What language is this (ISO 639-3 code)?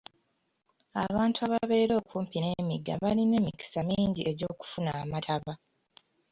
lug